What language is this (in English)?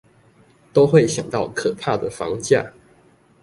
Chinese